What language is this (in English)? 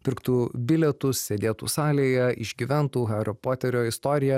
Lithuanian